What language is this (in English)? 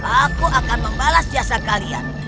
Indonesian